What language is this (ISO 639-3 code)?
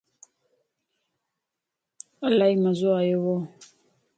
lss